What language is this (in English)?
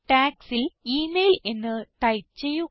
Malayalam